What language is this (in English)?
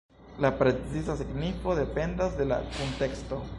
Esperanto